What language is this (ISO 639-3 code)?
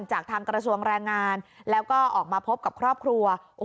tha